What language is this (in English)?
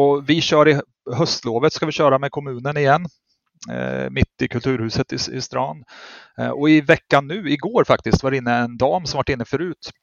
Swedish